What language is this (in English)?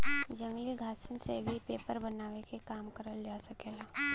Bhojpuri